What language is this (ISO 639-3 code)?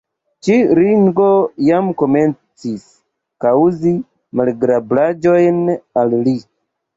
epo